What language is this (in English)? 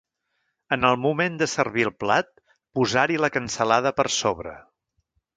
Catalan